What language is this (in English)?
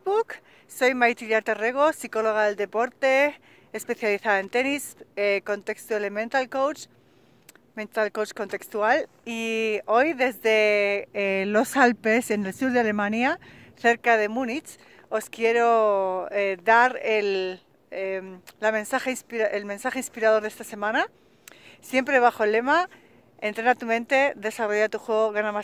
Spanish